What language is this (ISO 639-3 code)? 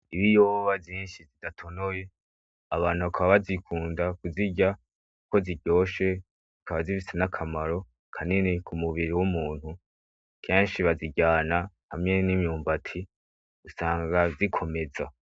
run